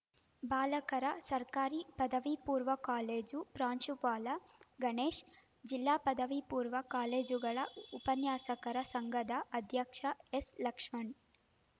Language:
Kannada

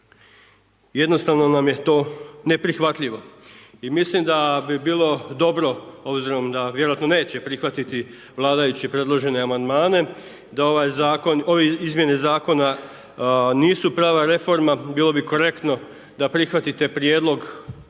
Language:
Croatian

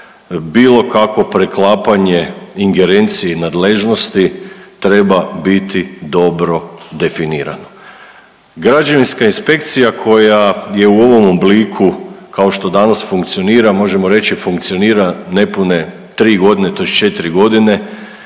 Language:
Croatian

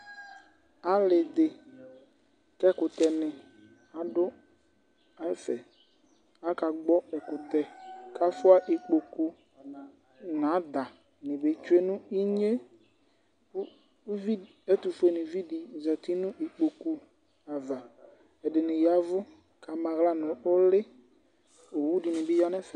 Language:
Ikposo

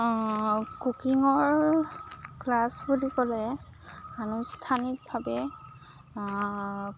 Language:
Assamese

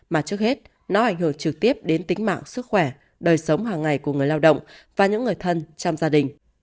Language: Vietnamese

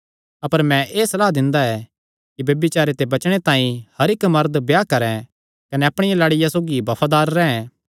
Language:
Kangri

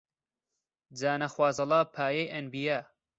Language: Central Kurdish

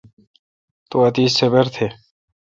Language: Kalkoti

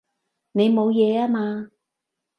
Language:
Cantonese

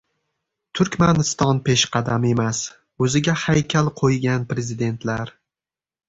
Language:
Uzbek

